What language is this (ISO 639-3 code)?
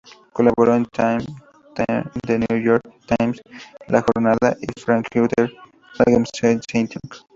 spa